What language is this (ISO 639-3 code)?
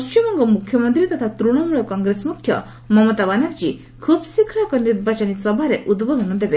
ori